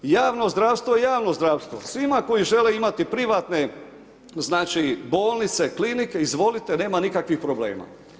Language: Croatian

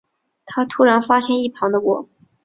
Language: Chinese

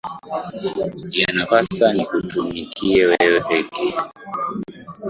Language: Swahili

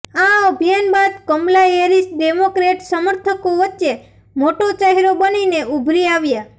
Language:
Gujarati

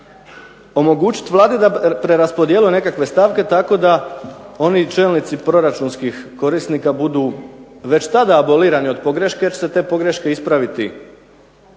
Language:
Croatian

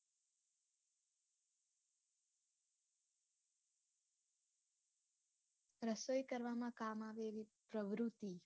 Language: Gujarati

